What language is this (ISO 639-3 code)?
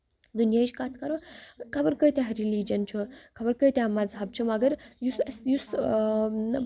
kas